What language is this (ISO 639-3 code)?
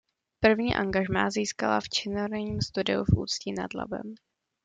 ces